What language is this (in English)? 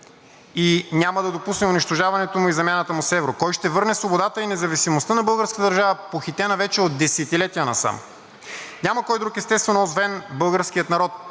Bulgarian